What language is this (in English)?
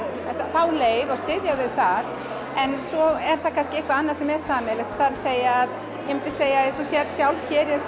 Icelandic